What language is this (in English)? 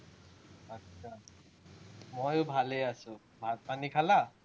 Assamese